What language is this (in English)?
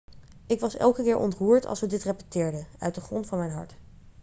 Dutch